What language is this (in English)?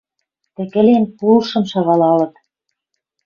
Western Mari